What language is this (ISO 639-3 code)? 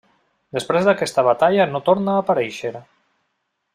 cat